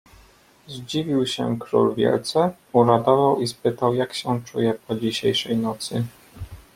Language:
Polish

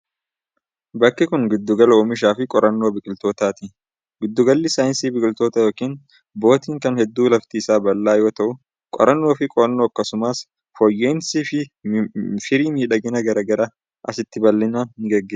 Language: Oromo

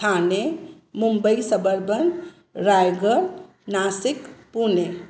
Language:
Sindhi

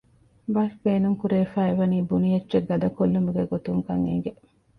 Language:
Divehi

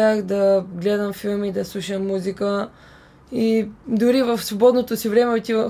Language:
Bulgarian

